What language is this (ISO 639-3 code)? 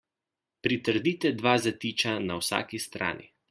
slv